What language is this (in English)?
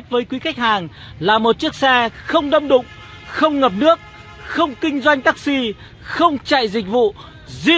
Vietnamese